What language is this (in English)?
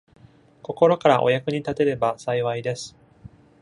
Japanese